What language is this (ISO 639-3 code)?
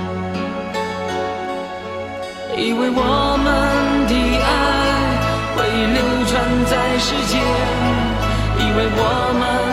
zho